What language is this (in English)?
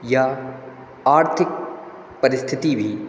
Hindi